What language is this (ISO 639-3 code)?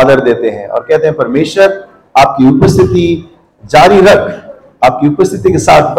hin